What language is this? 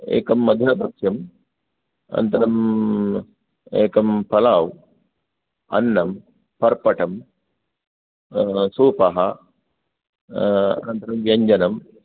Sanskrit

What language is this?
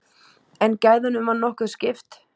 Icelandic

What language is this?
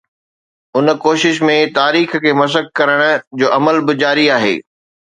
Sindhi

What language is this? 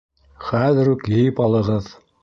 Bashkir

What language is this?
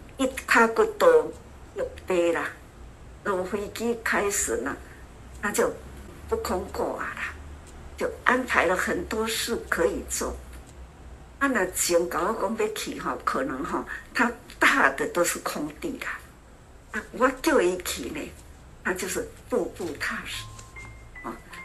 Chinese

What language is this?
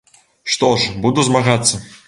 Belarusian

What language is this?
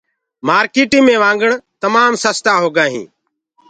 Gurgula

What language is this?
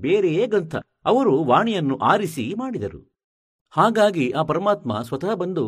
Kannada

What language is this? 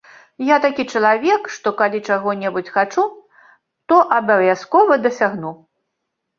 Belarusian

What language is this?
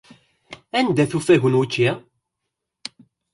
Kabyle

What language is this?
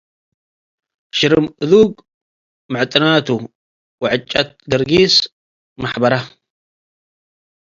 Tigre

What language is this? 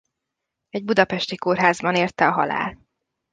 Hungarian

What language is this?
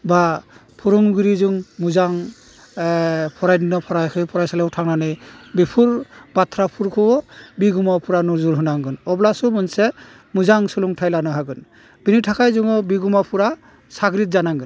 Bodo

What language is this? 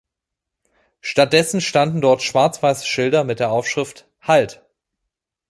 German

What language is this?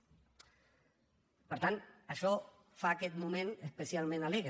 Catalan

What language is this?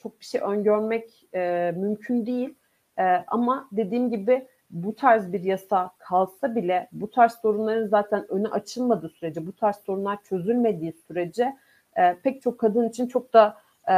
Turkish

